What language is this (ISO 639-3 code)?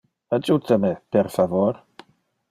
ina